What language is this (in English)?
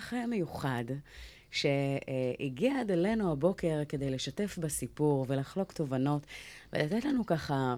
Hebrew